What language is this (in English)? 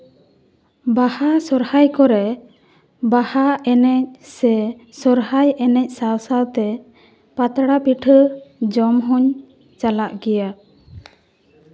Santali